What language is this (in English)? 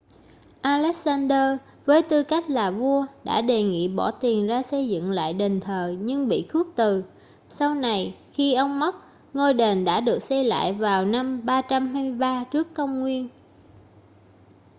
Vietnamese